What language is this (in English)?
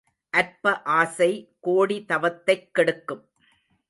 Tamil